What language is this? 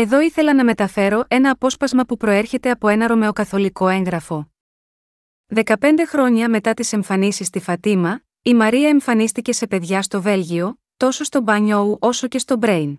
Greek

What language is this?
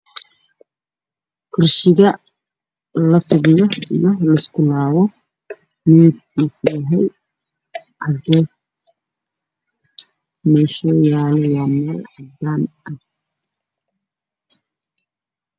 Somali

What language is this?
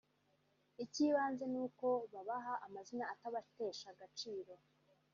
Kinyarwanda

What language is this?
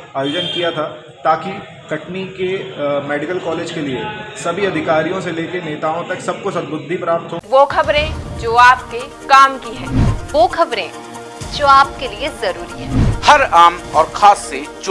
Hindi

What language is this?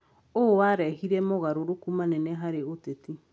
Kikuyu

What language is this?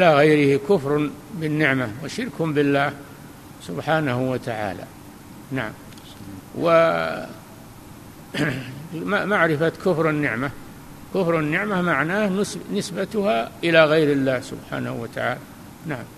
Arabic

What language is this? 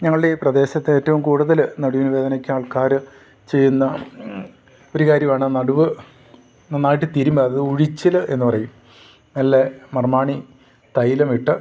Malayalam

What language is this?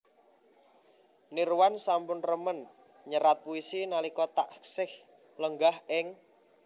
Javanese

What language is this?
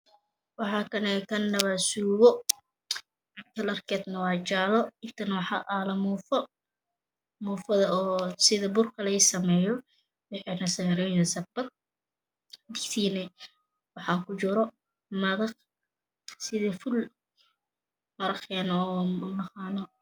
Somali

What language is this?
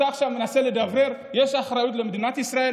Hebrew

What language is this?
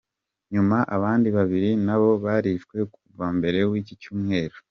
Kinyarwanda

